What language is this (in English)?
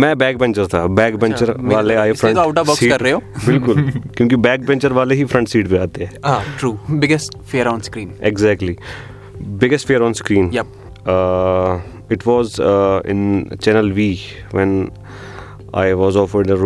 Urdu